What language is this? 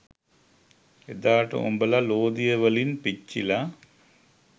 Sinhala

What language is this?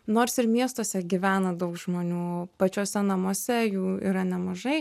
Lithuanian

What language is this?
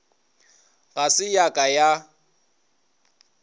Northern Sotho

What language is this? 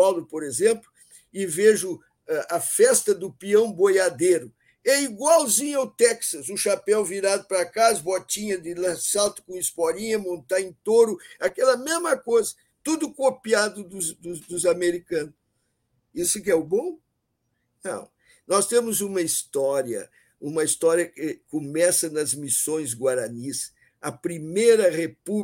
Portuguese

